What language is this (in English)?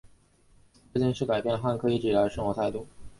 Chinese